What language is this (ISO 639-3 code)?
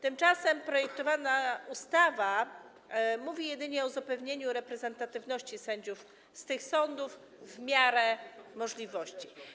pol